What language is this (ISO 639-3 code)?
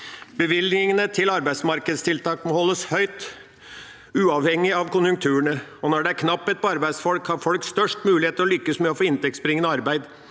nor